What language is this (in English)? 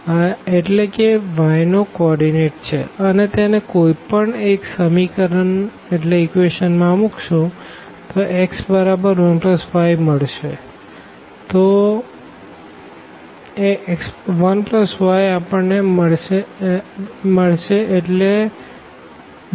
Gujarati